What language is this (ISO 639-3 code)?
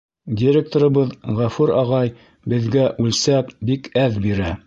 bak